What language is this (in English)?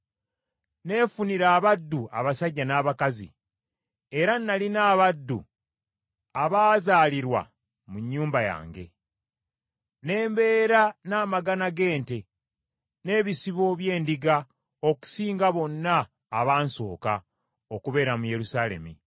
Ganda